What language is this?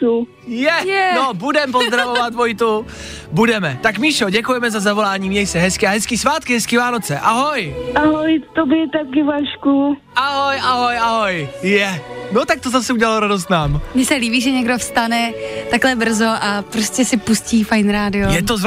Czech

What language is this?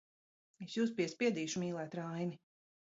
Latvian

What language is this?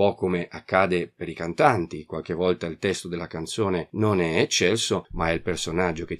Italian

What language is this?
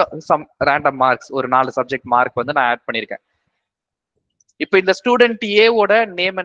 Tamil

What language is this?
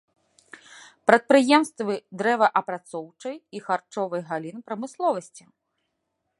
Belarusian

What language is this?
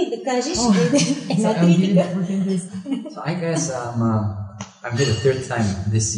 Bulgarian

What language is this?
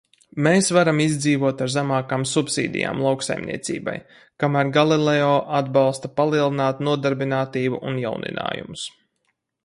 Latvian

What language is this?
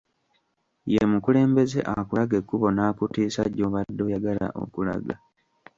Ganda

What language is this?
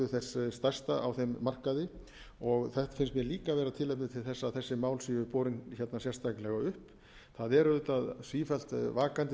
Icelandic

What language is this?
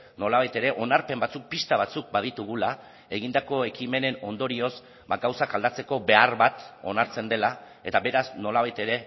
Basque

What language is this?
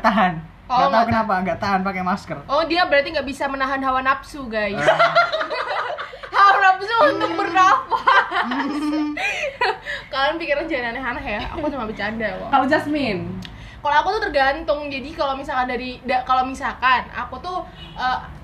Indonesian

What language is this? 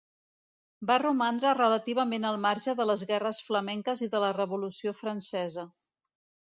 Catalan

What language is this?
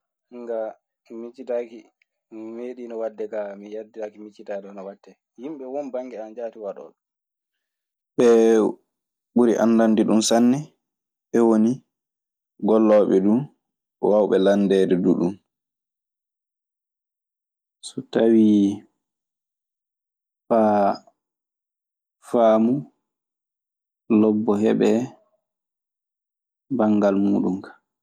Maasina Fulfulde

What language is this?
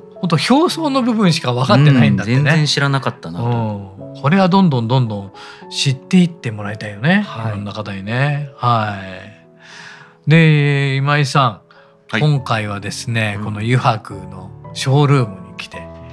Japanese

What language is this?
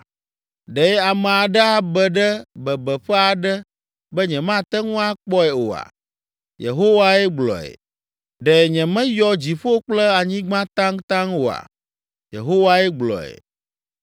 Ewe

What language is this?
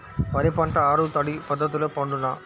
Telugu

